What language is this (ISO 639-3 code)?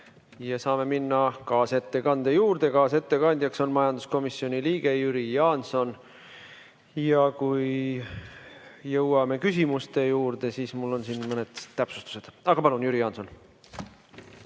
est